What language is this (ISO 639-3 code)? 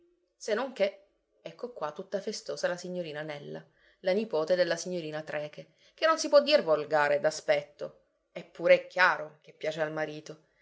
ita